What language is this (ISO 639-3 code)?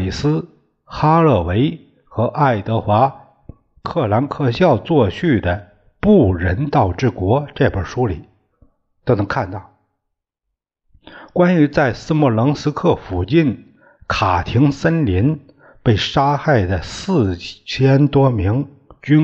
zho